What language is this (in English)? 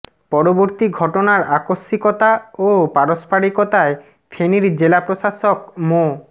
Bangla